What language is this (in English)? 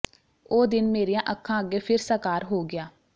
Punjabi